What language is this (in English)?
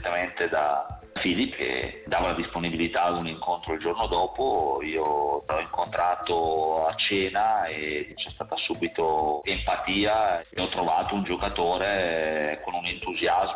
Italian